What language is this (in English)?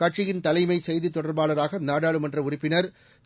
Tamil